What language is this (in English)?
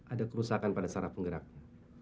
Indonesian